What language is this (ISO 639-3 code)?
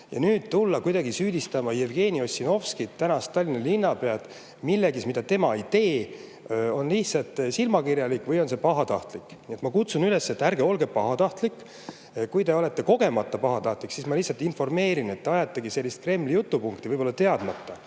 est